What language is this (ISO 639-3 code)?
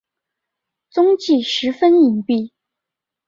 zho